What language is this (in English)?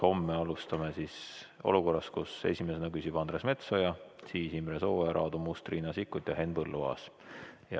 Estonian